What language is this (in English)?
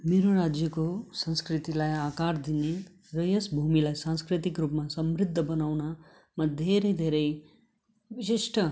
Nepali